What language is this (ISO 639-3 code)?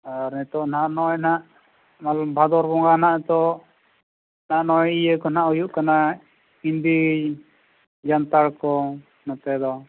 sat